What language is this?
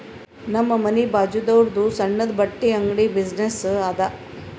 Kannada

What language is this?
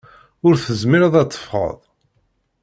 Kabyle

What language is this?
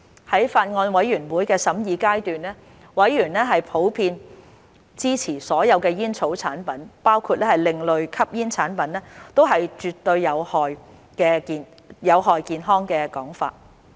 Cantonese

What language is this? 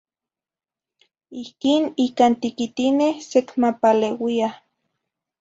Zacatlán-Ahuacatlán-Tepetzintla Nahuatl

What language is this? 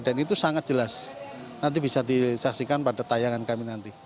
Indonesian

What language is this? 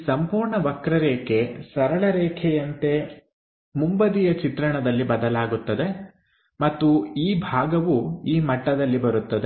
Kannada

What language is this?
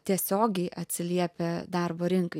Lithuanian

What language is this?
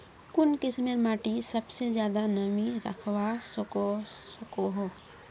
Magahi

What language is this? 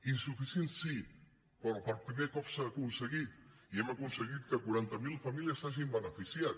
Catalan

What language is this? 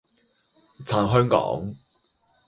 Chinese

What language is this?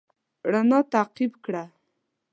Pashto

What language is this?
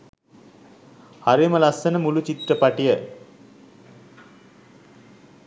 Sinhala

